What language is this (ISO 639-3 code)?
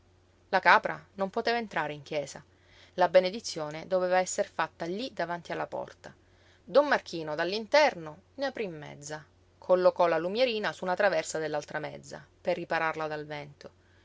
ita